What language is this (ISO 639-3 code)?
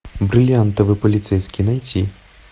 rus